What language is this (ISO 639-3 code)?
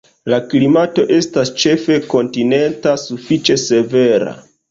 epo